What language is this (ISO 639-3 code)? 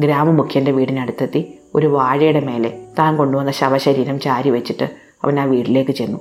mal